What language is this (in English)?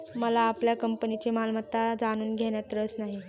Marathi